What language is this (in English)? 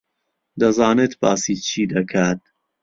Central Kurdish